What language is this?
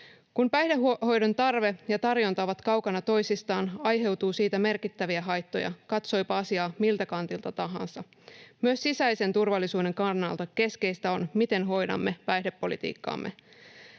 Finnish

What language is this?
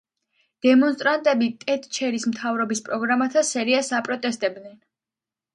Georgian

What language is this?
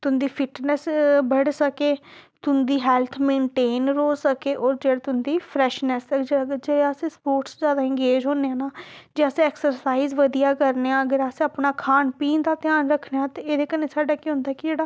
Dogri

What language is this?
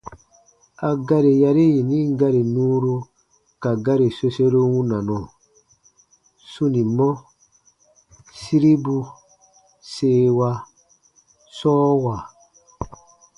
Baatonum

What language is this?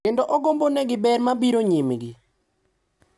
Luo (Kenya and Tanzania)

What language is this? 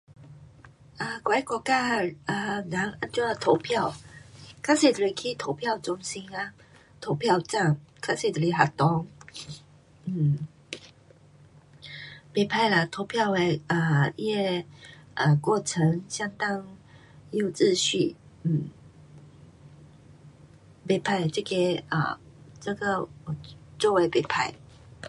Pu-Xian Chinese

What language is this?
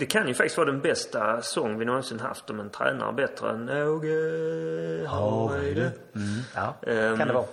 Swedish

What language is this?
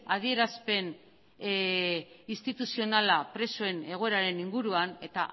Basque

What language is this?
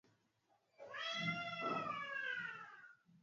Swahili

